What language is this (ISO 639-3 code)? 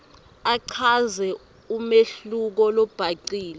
ssw